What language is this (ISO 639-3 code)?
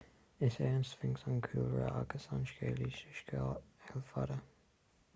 gle